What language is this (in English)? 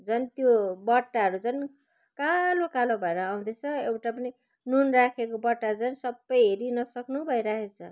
Nepali